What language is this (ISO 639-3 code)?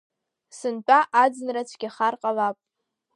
abk